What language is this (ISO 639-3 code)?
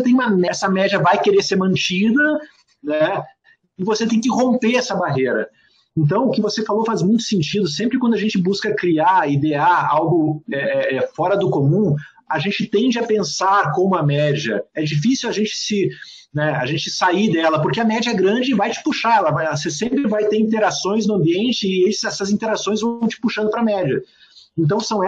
por